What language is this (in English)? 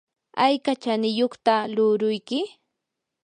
Yanahuanca Pasco Quechua